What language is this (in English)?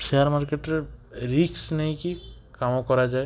Odia